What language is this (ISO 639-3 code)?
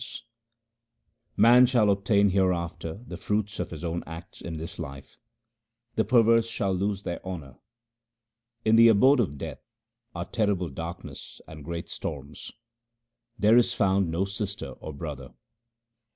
eng